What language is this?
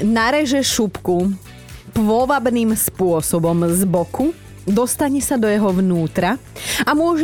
Slovak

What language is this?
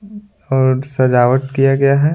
Hindi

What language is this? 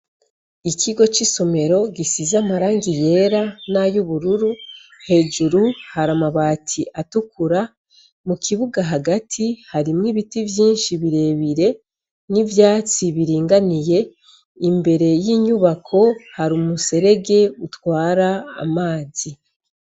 Rundi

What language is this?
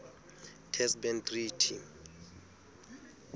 Southern Sotho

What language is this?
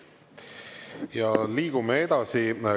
Estonian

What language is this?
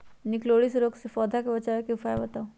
Magahi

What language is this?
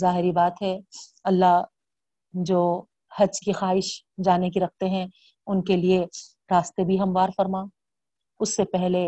Urdu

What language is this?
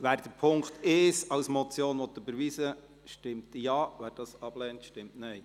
Swiss German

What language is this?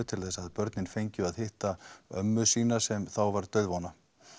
Icelandic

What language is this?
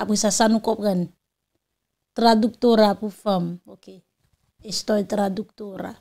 French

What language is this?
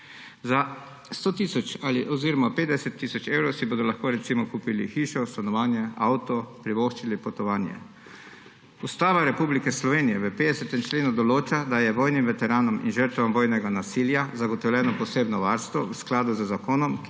Slovenian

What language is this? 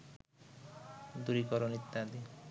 Bangla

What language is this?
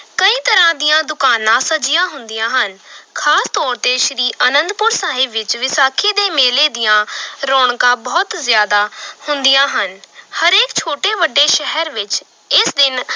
Punjabi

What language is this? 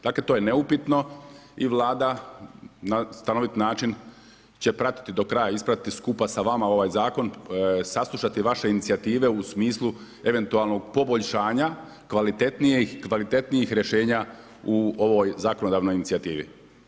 Croatian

